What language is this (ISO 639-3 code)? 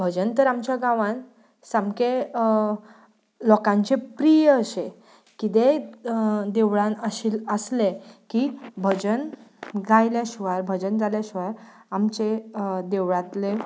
kok